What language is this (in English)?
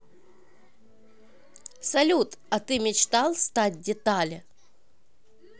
Russian